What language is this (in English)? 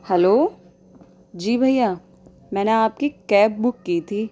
Urdu